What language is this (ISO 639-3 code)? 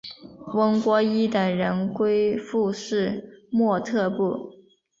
zho